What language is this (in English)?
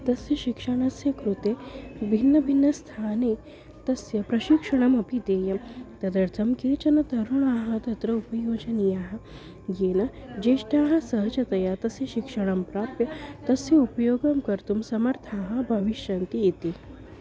Sanskrit